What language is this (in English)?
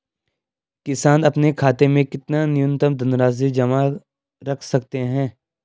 Hindi